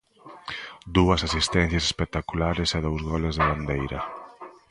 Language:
Galician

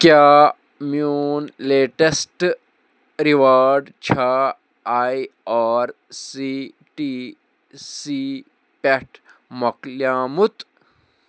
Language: Kashmiri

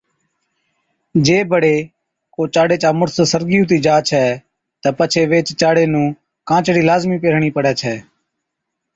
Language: Od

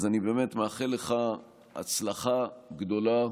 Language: Hebrew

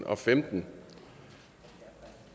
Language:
Danish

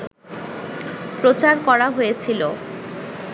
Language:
Bangla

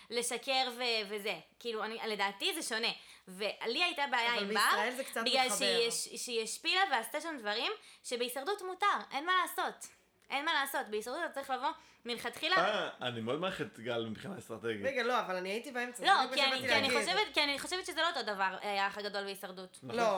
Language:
Hebrew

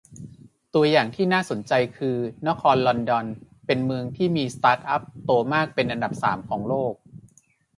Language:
Thai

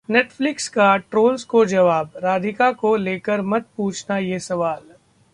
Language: Hindi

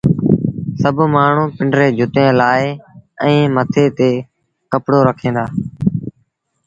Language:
Sindhi Bhil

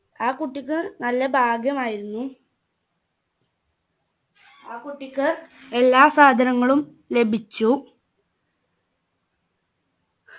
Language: Malayalam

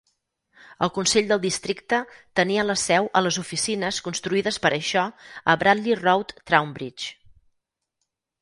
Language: Catalan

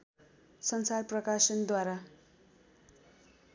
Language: Nepali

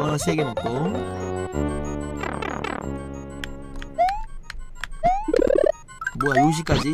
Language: Korean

